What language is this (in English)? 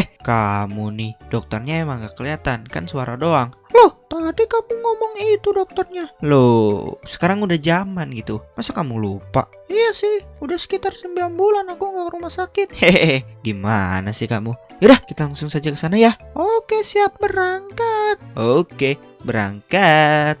Indonesian